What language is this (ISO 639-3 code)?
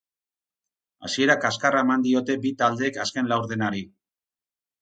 eus